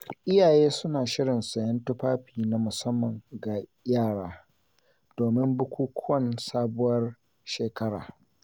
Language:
Hausa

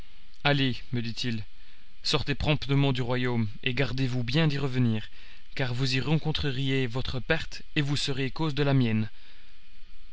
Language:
French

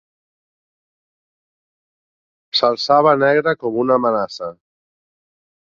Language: Catalan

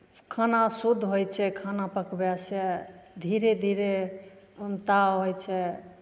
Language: Maithili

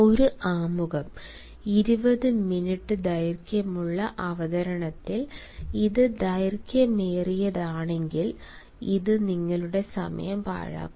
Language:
Malayalam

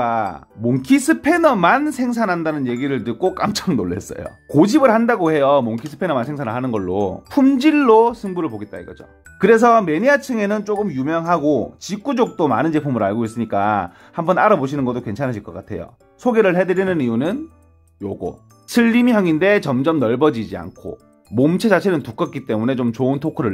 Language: Korean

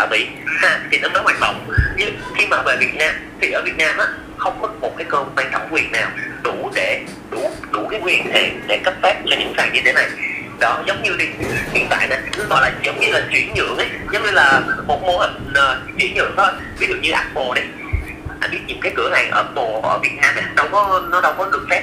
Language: Vietnamese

